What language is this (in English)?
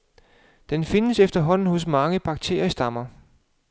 Danish